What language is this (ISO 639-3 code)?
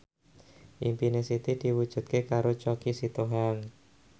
jav